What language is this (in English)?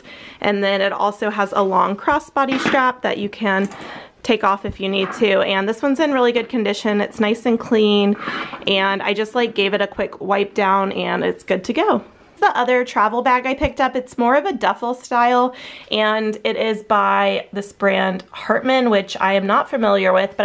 English